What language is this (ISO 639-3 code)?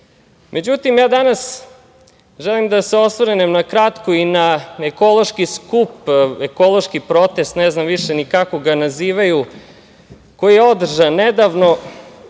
srp